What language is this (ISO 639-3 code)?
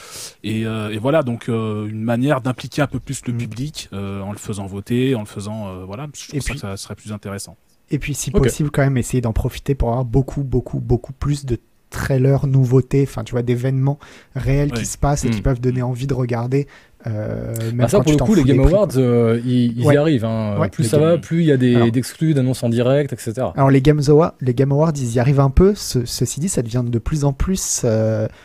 fra